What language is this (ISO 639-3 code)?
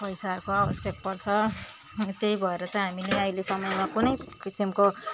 nep